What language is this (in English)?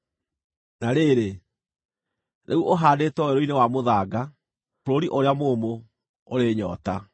Kikuyu